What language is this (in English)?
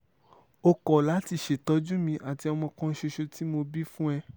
Yoruba